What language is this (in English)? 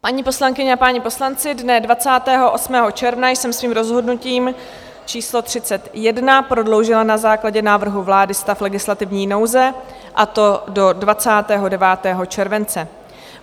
Czech